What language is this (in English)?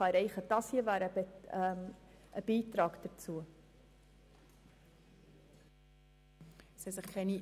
Swiss German